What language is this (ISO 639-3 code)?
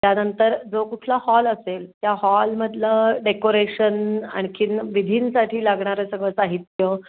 mar